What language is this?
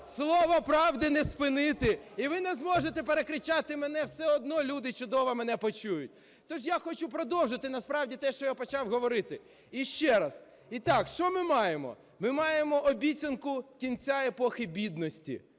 Ukrainian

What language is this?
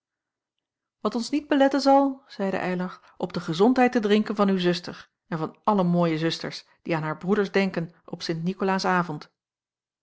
Dutch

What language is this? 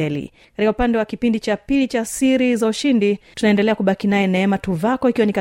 Swahili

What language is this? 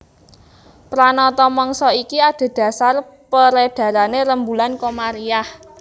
Javanese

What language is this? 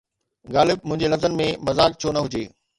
Sindhi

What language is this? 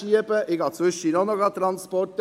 Swiss German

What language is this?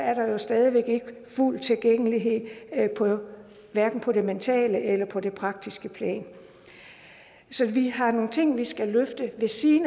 Danish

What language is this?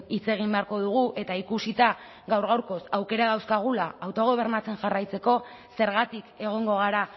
Basque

